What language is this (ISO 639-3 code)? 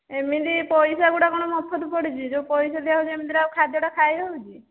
ori